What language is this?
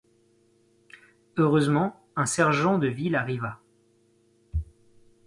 French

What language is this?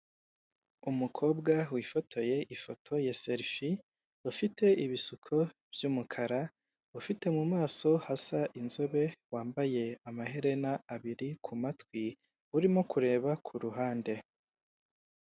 Kinyarwanda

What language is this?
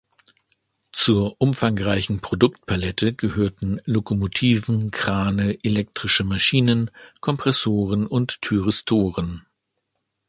German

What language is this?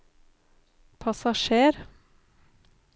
Norwegian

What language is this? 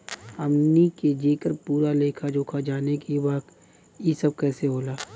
Bhojpuri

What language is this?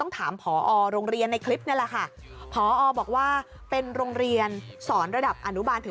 Thai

